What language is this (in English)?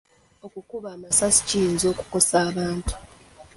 Ganda